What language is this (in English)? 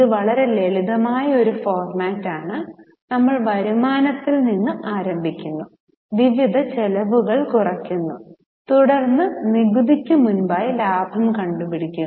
Malayalam